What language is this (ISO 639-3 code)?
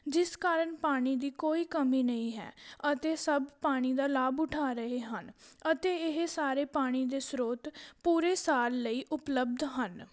pan